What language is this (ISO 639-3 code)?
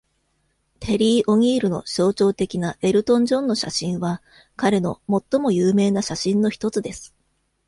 jpn